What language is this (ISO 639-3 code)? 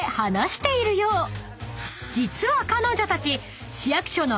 jpn